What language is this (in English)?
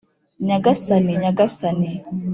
Kinyarwanda